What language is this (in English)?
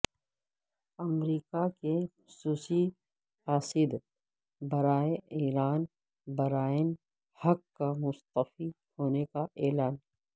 Urdu